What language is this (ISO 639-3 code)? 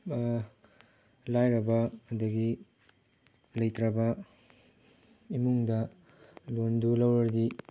mni